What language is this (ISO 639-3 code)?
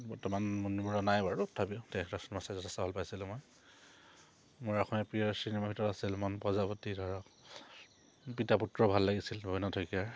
asm